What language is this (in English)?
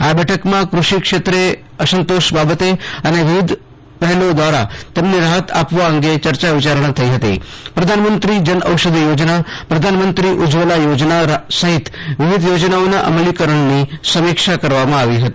Gujarati